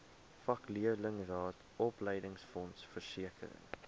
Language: Afrikaans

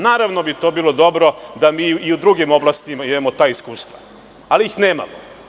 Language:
Serbian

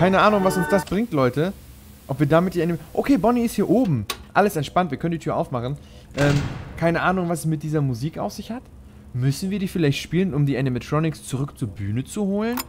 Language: German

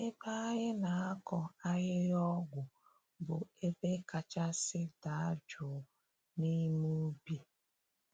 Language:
Igbo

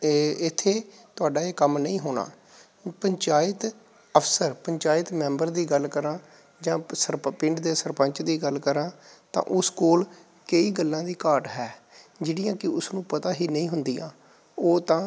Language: Punjabi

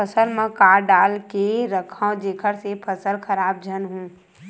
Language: Chhattisgarhi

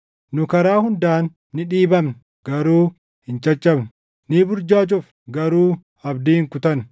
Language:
Oromo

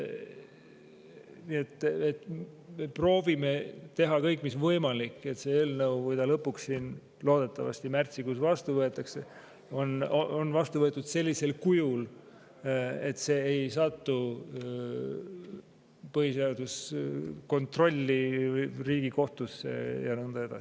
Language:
Estonian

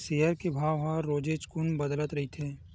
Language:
Chhattisgarhi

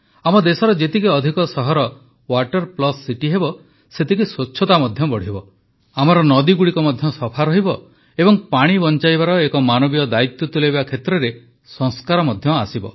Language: Odia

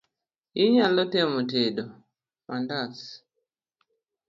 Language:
Luo (Kenya and Tanzania)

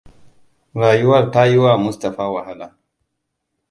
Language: Hausa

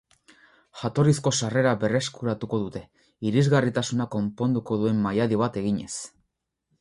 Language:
Basque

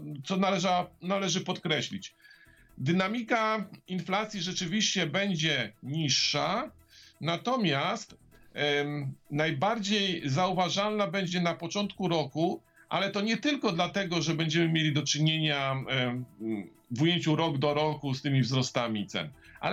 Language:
Polish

